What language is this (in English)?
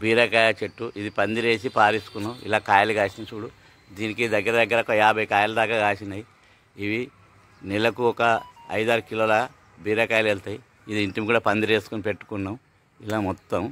Telugu